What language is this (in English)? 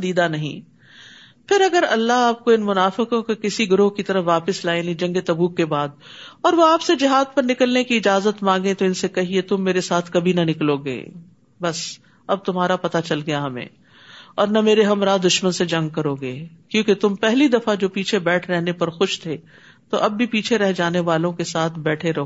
Urdu